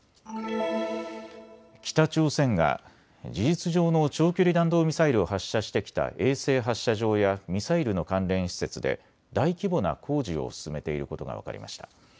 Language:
Japanese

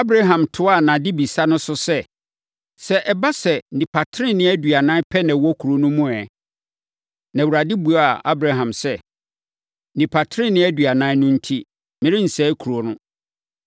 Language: Akan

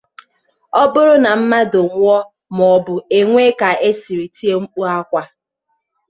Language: Igbo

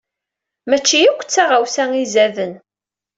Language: Kabyle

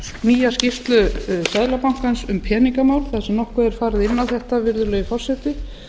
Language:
Icelandic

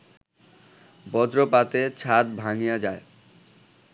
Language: Bangla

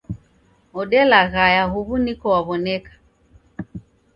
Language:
Taita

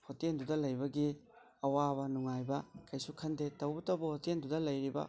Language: Manipuri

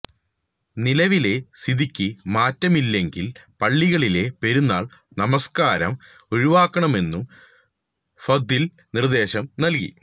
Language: Malayalam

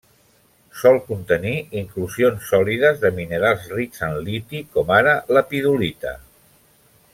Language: Catalan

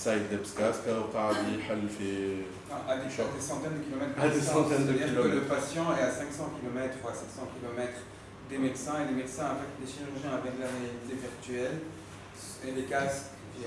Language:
French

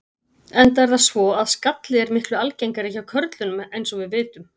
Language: Icelandic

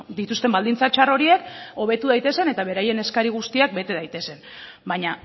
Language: Basque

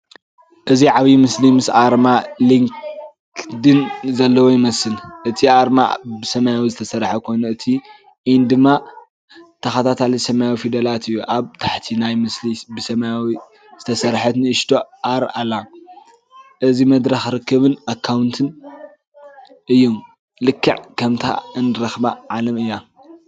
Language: Tigrinya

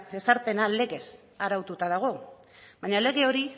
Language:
Basque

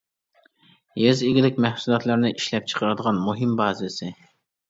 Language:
Uyghur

